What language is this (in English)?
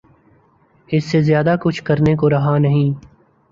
Urdu